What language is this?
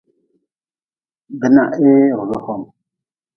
Nawdm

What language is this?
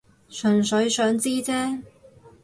Cantonese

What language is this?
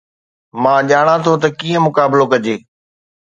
Sindhi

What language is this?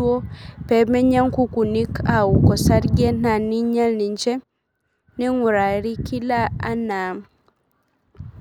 Masai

